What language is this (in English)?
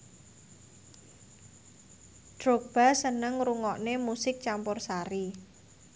Javanese